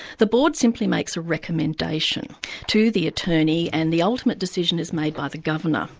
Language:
English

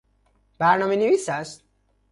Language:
Persian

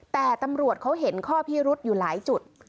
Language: Thai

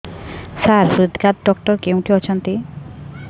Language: Odia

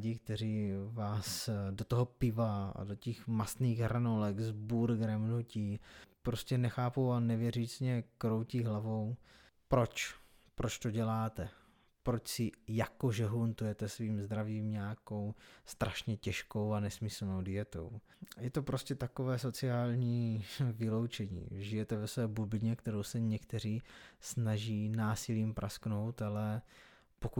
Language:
Czech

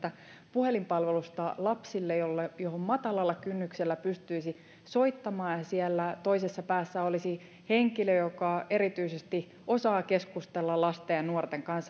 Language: Finnish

